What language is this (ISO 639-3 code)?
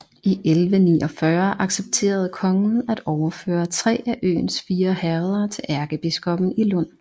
dan